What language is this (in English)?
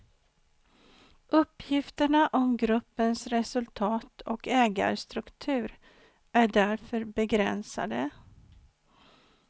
Swedish